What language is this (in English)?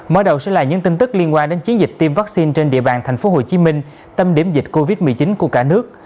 Vietnamese